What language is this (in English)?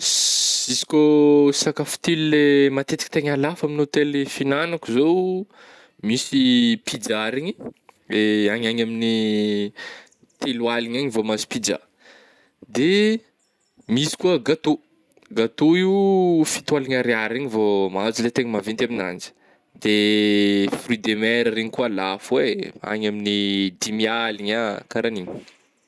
Northern Betsimisaraka Malagasy